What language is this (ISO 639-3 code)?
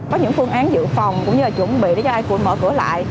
vie